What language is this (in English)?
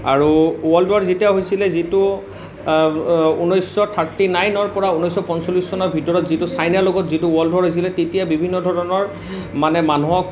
Assamese